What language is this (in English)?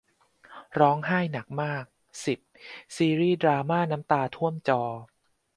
Thai